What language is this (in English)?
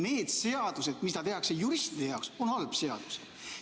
Estonian